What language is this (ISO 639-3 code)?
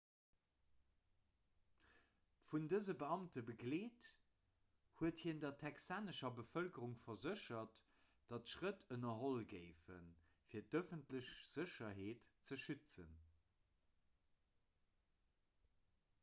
ltz